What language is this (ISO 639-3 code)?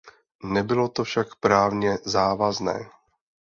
ces